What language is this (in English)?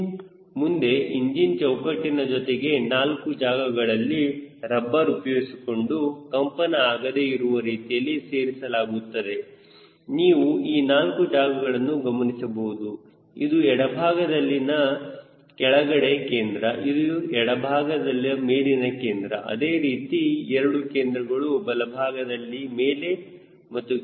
Kannada